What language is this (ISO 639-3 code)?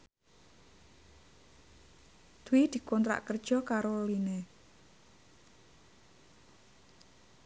jav